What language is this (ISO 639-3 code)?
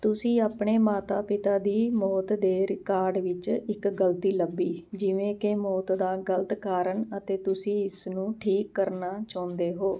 pan